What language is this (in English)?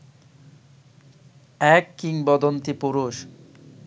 Bangla